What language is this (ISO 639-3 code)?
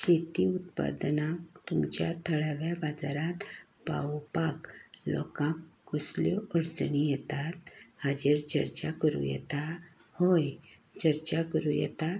kok